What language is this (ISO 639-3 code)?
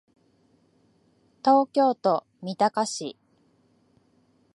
jpn